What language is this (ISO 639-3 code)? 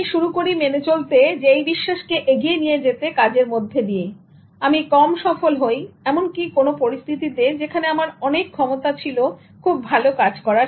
ben